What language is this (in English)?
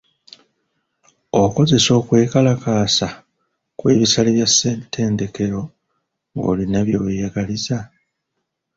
Ganda